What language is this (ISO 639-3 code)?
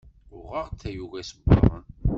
kab